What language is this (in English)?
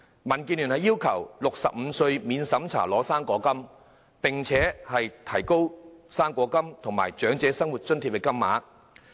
Cantonese